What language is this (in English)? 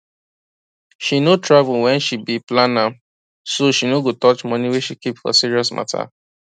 Nigerian Pidgin